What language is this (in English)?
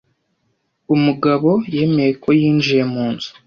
Kinyarwanda